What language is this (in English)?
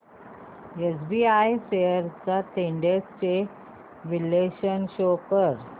Marathi